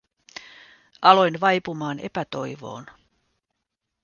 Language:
Finnish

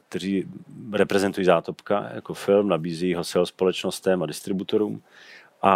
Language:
Czech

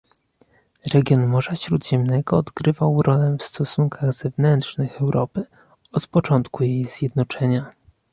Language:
Polish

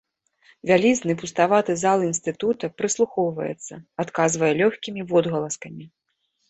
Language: Belarusian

